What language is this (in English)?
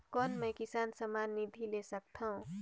Chhattisgarhi